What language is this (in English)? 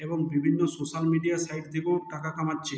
Bangla